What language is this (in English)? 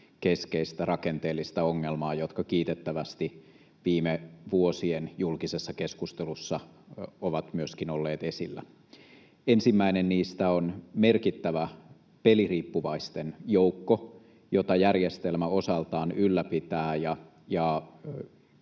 Finnish